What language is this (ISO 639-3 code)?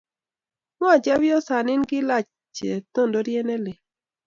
kln